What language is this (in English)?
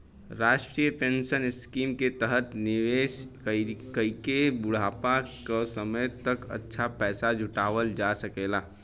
Bhojpuri